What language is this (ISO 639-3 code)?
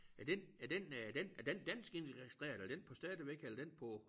dan